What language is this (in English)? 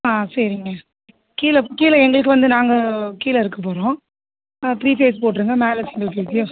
Tamil